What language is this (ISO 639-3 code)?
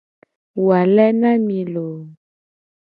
gej